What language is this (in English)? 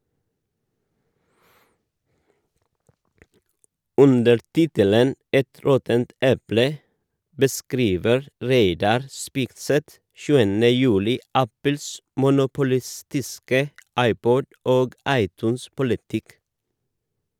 Norwegian